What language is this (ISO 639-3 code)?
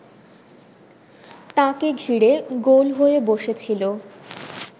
ben